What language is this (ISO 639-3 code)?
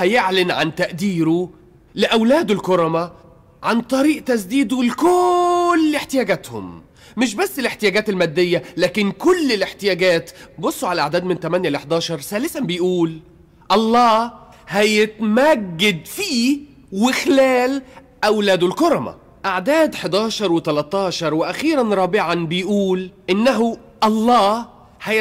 ara